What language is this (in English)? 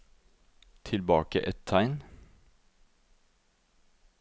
Norwegian